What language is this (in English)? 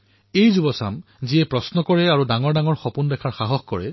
Assamese